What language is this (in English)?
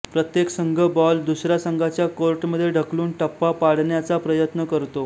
Marathi